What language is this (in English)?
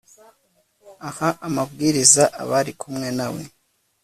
Kinyarwanda